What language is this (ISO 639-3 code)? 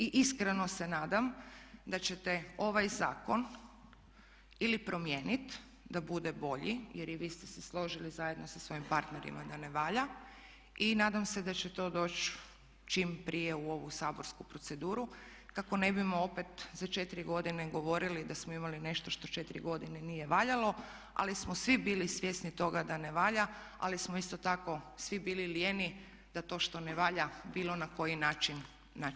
hrv